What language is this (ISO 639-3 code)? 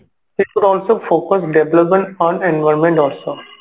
ori